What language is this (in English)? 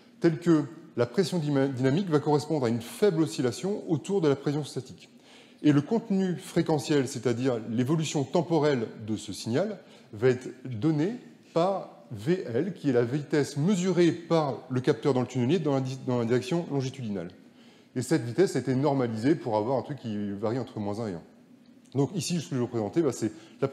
French